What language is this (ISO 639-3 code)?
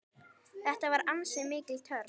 isl